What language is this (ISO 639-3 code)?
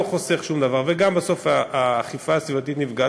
heb